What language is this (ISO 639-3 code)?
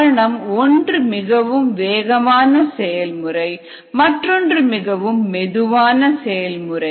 tam